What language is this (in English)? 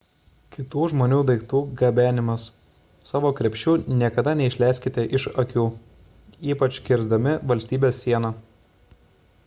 Lithuanian